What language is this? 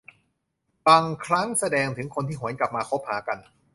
Thai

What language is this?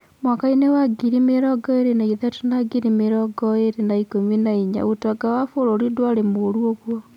Kikuyu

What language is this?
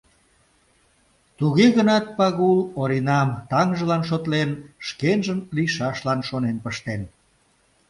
Mari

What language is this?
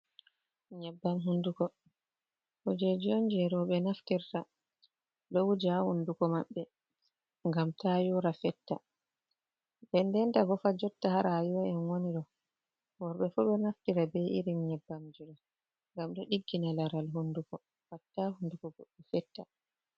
Fula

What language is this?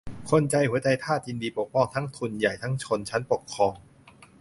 Thai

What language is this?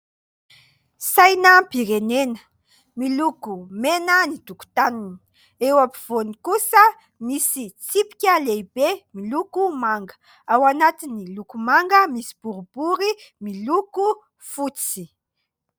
Malagasy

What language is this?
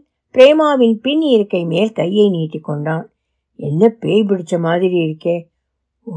Tamil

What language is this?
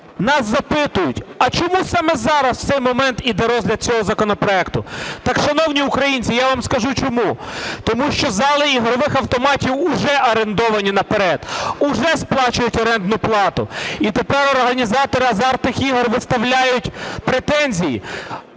Ukrainian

